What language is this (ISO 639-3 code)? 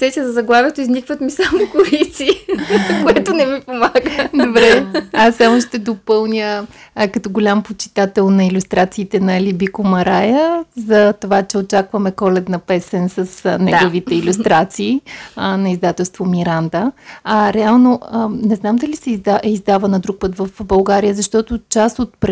bul